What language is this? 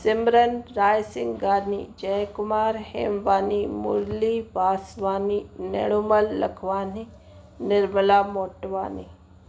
Sindhi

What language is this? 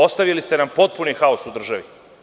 Serbian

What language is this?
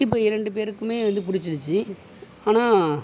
Tamil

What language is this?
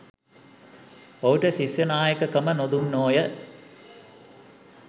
Sinhala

